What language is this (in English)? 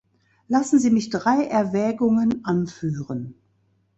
German